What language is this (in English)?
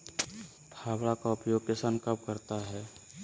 Magahi